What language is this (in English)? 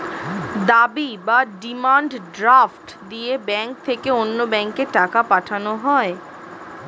Bangla